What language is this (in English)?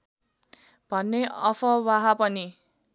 Nepali